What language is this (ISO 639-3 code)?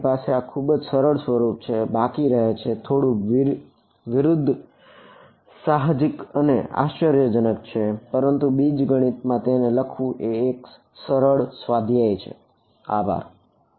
guj